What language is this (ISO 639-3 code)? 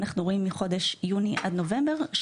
heb